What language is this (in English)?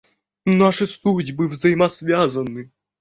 Russian